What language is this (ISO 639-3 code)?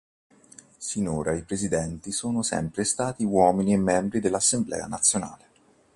ita